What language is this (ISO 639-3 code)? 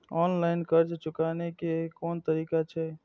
mai